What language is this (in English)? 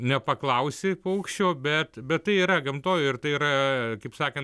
Lithuanian